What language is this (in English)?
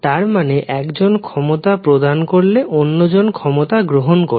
Bangla